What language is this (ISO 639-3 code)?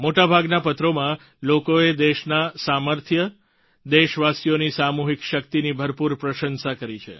guj